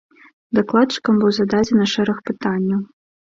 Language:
Belarusian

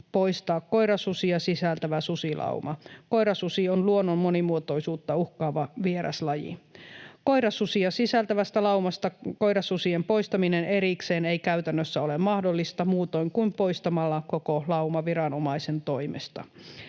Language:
Finnish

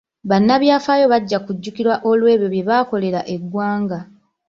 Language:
Ganda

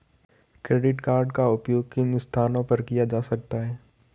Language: Hindi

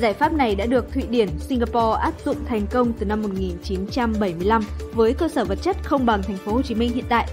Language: Vietnamese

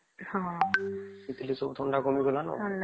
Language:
Odia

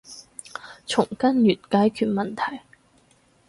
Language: Cantonese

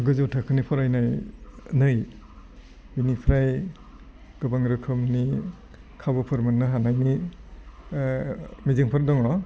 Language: Bodo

